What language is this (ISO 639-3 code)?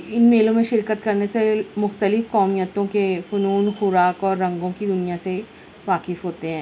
urd